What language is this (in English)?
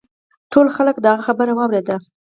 Pashto